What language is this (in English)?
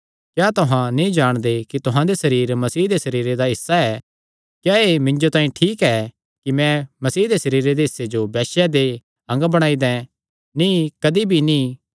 Kangri